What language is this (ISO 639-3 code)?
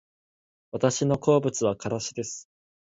jpn